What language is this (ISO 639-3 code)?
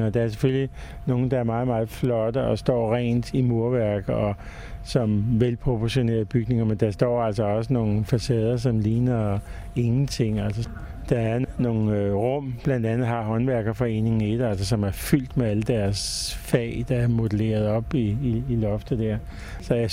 dan